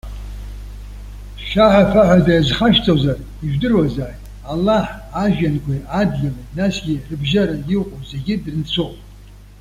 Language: Abkhazian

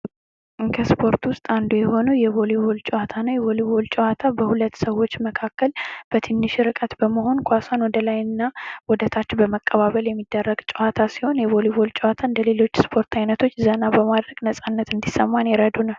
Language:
Amharic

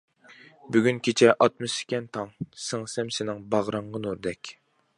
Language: Uyghur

